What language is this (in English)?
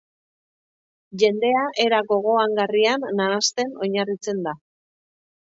Basque